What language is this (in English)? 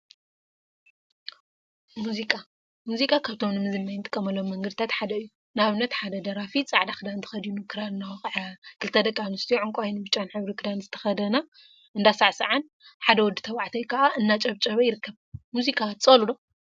Tigrinya